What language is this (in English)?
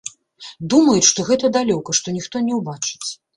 Belarusian